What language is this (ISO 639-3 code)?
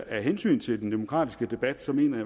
dan